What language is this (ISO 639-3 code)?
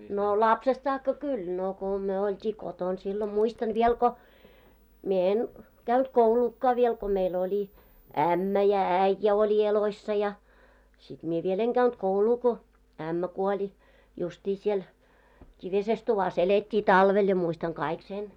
fin